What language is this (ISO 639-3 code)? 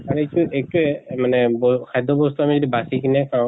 asm